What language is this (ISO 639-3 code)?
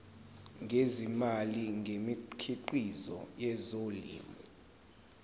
zul